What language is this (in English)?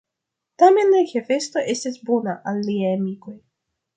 Esperanto